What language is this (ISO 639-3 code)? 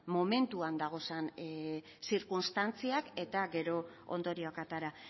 eus